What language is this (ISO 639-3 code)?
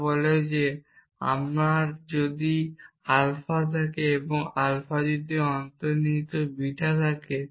ben